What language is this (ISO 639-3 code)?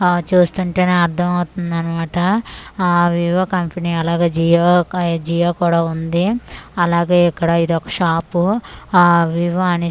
tel